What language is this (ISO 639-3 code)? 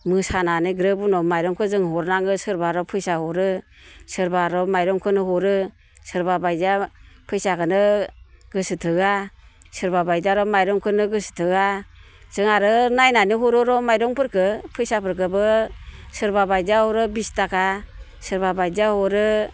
brx